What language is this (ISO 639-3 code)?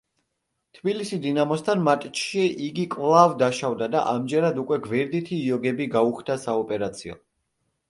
kat